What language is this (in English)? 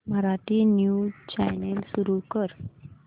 Marathi